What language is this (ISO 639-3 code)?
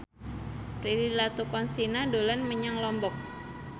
jav